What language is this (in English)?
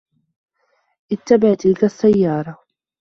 Arabic